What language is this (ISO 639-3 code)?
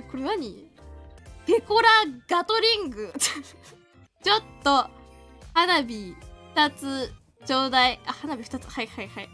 jpn